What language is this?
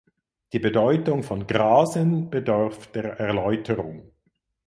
German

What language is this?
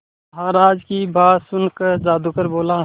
Hindi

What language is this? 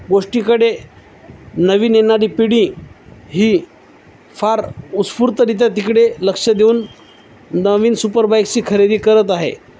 Marathi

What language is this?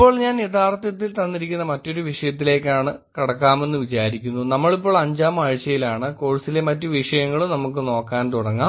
Malayalam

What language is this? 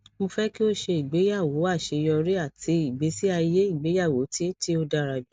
Yoruba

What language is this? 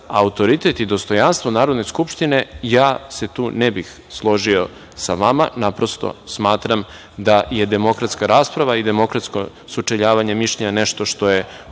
Serbian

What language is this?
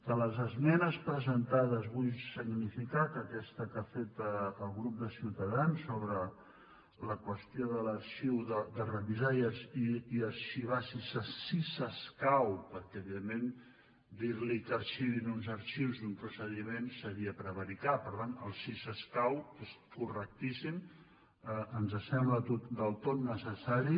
Catalan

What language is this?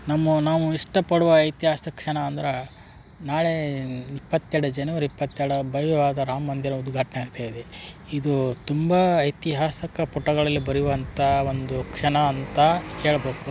Kannada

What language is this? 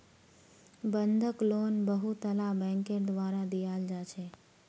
Magahi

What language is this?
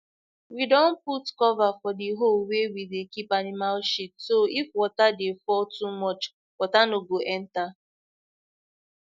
Nigerian Pidgin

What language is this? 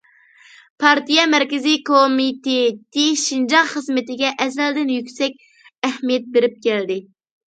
Uyghur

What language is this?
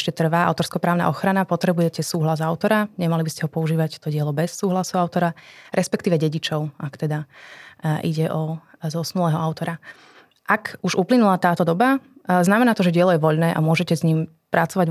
Slovak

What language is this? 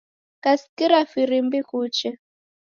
Taita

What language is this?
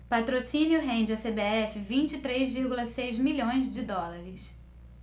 Portuguese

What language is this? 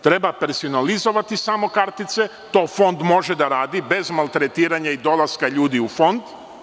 Serbian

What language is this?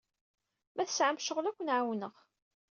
Kabyle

